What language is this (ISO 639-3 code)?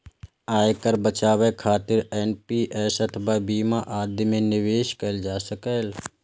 mai